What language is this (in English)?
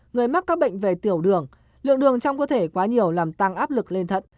Vietnamese